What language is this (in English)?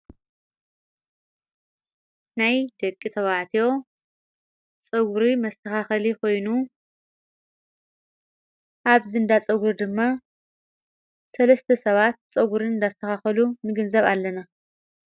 Tigrinya